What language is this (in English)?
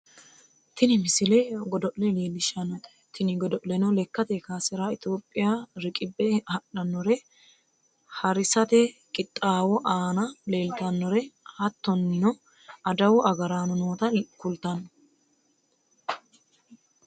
Sidamo